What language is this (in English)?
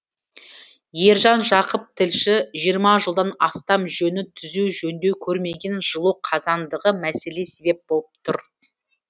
Kazakh